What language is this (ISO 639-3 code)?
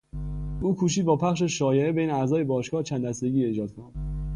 fas